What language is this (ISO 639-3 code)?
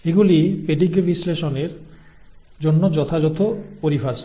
ben